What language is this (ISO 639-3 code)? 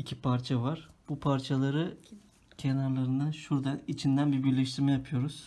tur